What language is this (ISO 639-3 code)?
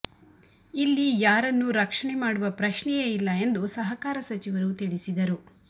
kan